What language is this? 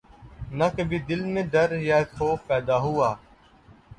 Urdu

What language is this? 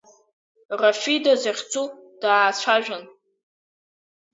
Abkhazian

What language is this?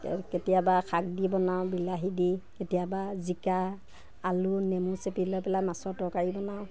Assamese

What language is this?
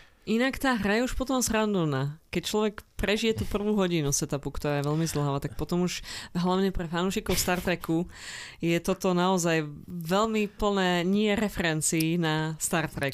Slovak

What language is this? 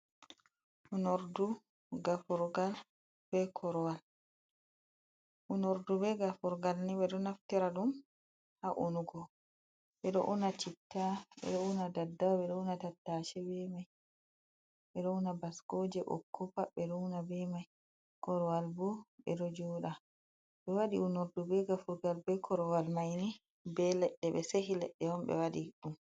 Fula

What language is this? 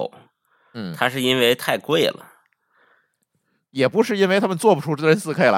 Chinese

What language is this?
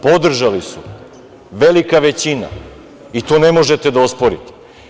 Serbian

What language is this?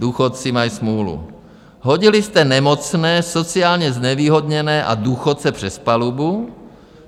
Czech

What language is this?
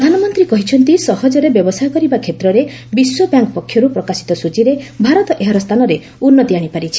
Odia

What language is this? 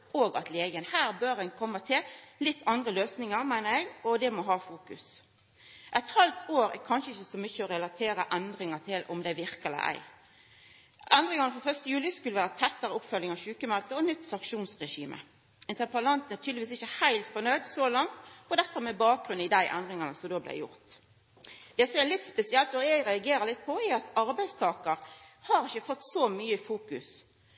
Norwegian Nynorsk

